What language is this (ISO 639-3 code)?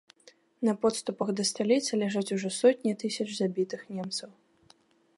bel